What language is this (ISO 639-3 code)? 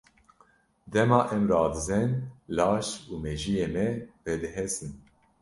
kur